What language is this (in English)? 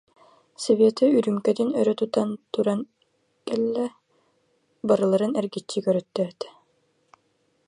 Yakut